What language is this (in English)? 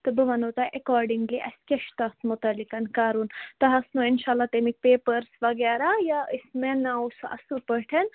Kashmiri